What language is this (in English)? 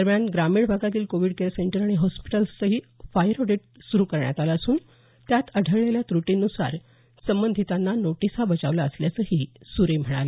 Marathi